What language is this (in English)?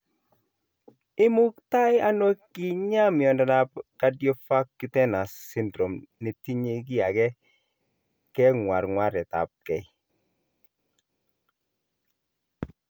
Kalenjin